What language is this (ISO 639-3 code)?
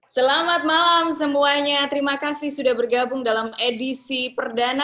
ind